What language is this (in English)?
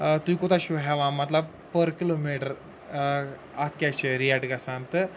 Kashmiri